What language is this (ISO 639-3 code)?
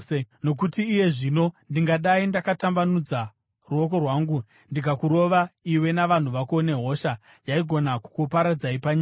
sna